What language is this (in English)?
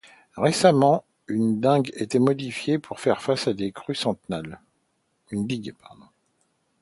French